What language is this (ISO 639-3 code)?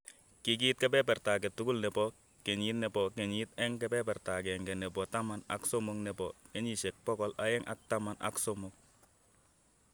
kln